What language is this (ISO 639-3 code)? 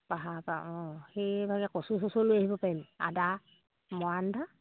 asm